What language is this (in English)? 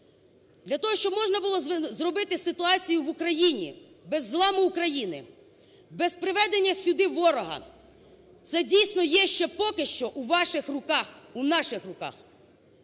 Ukrainian